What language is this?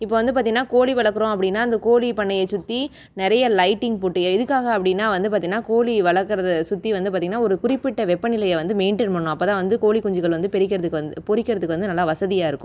Tamil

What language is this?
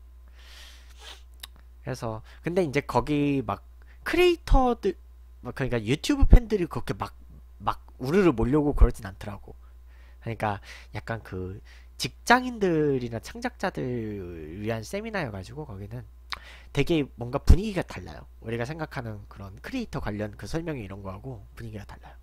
Korean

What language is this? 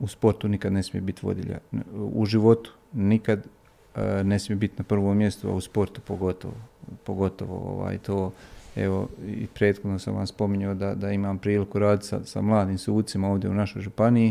Croatian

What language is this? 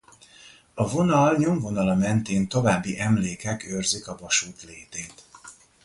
Hungarian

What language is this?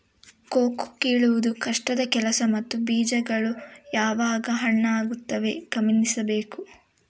Kannada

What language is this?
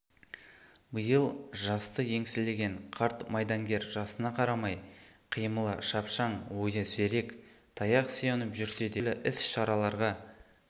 Kazakh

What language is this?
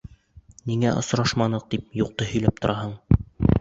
Bashkir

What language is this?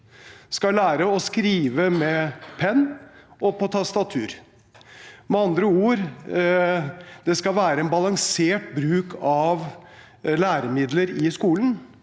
Norwegian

